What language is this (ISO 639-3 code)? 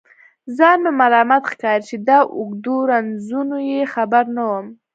pus